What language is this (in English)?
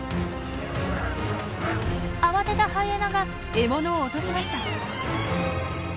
Japanese